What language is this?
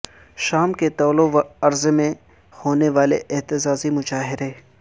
Urdu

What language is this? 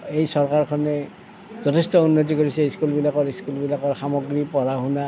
Assamese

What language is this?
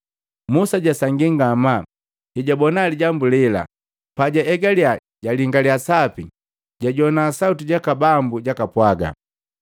Matengo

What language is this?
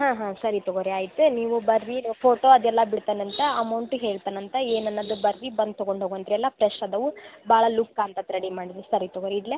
Kannada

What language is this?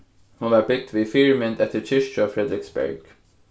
Faroese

